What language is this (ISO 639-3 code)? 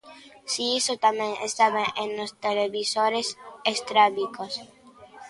glg